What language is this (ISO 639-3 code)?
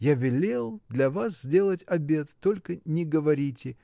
rus